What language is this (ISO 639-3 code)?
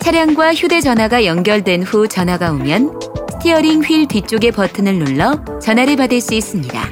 kor